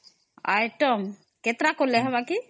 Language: Odia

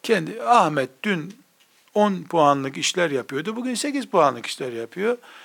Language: Turkish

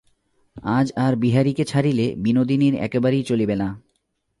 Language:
Bangla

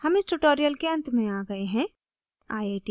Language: Hindi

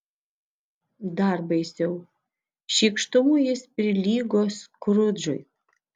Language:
Lithuanian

